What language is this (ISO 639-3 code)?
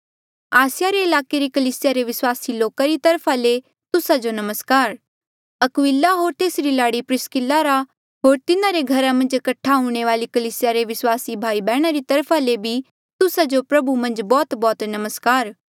mjl